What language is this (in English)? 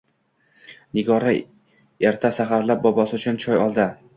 Uzbek